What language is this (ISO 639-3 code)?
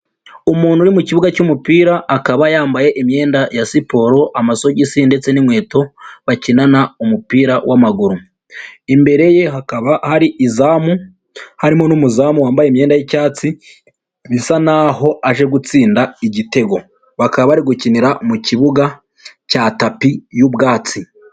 kin